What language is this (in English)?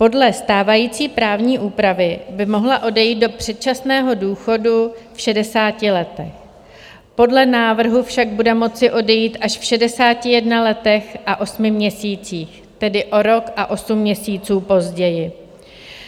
Czech